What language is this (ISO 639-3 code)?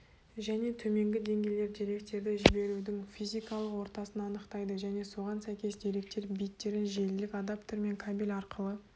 kaz